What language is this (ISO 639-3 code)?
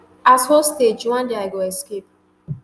pcm